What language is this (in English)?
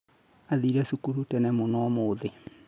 Kikuyu